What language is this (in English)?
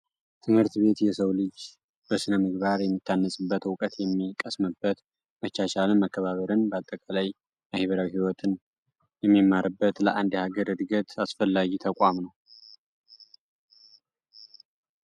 Amharic